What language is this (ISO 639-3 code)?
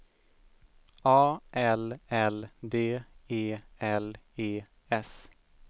swe